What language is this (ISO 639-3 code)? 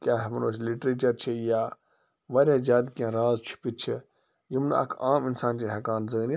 kas